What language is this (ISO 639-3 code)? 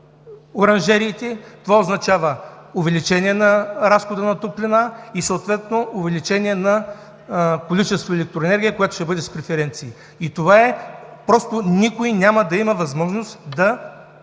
bul